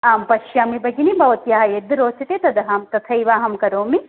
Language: Sanskrit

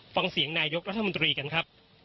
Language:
Thai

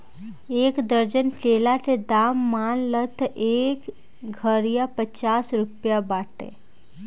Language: Bhojpuri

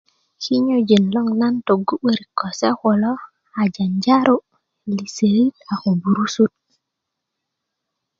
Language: Kuku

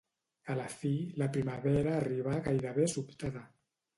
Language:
Catalan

